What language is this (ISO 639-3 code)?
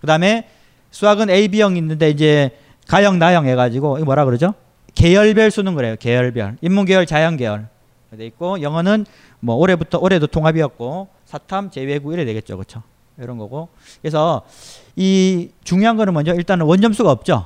kor